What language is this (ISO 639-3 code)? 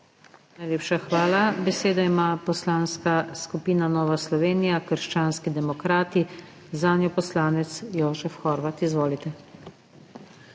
slv